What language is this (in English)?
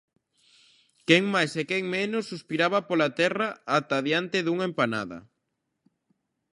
Galician